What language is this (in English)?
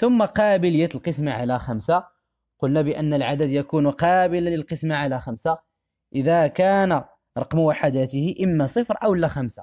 Arabic